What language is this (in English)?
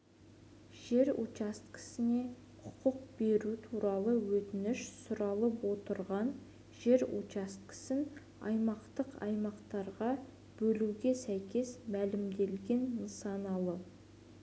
Kazakh